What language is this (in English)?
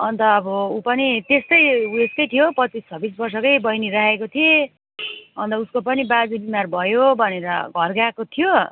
Nepali